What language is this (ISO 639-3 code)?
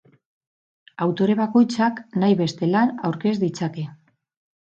eus